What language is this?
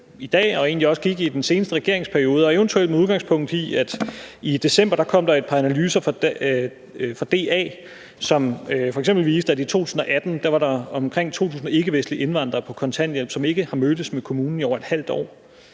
Danish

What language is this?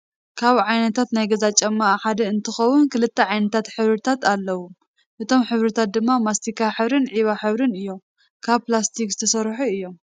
Tigrinya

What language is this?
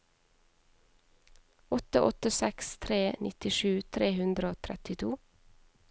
Norwegian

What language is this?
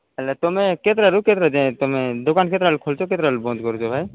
Odia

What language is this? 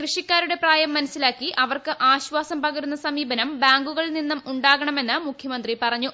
Malayalam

